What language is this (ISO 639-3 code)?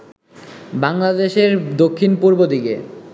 ben